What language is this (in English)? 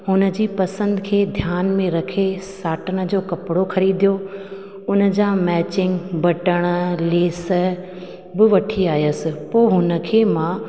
Sindhi